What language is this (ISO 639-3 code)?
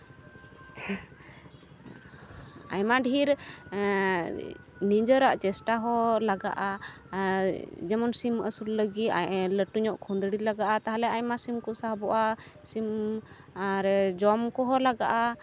sat